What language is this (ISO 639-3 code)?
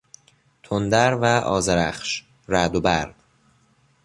fas